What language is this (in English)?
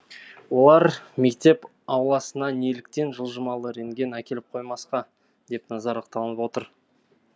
Kazakh